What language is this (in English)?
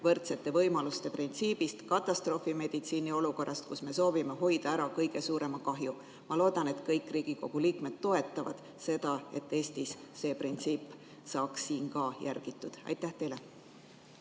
Estonian